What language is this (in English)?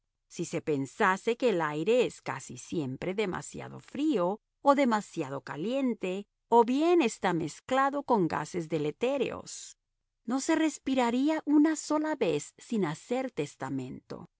Spanish